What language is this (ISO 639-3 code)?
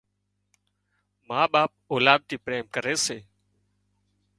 kxp